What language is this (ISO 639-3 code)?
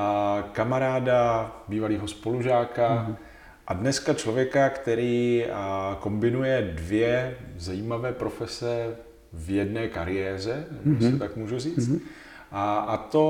ces